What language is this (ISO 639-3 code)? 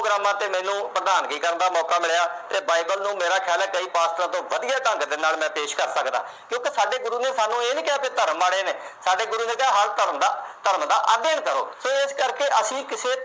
pan